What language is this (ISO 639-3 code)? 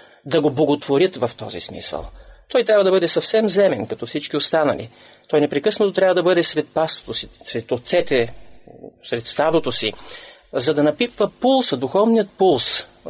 bul